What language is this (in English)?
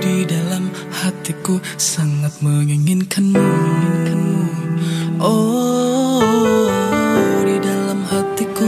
Indonesian